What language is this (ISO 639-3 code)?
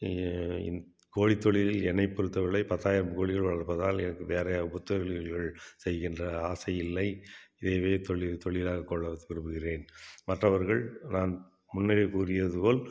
tam